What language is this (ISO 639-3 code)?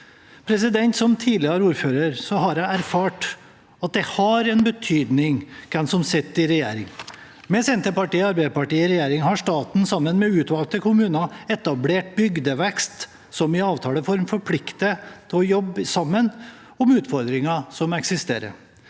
nor